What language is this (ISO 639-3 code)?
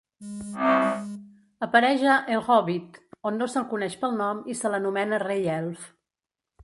cat